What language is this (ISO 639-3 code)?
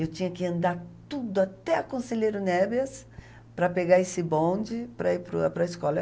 por